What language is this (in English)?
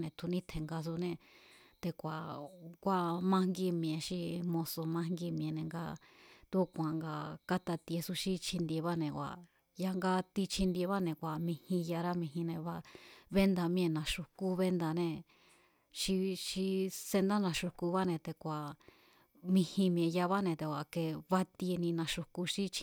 Mazatlán Mazatec